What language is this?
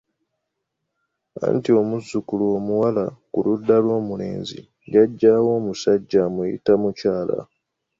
Ganda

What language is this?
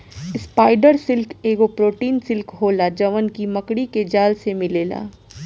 Bhojpuri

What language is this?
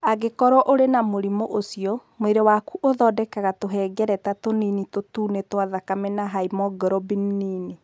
Kikuyu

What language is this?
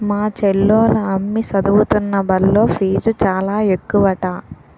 Telugu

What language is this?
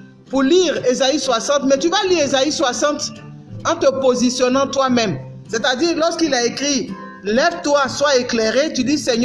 French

